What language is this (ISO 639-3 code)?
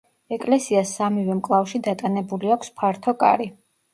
kat